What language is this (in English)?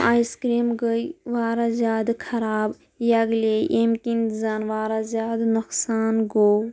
Kashmiri